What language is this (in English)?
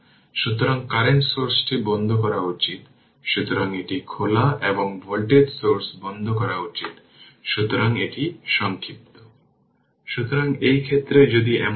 Bangla